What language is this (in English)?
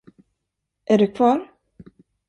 Swedish